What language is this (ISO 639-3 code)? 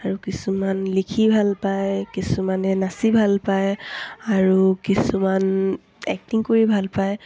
asm